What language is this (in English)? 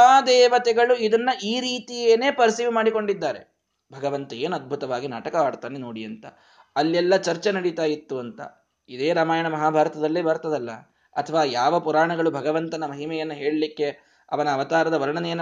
Kannada